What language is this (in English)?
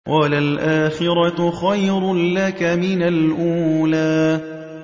Arabic